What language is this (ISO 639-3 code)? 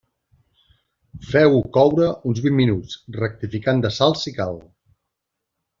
cat